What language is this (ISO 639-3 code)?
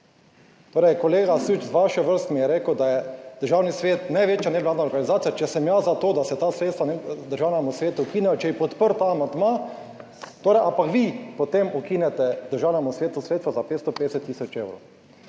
slv